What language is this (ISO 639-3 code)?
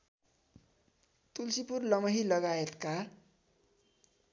nep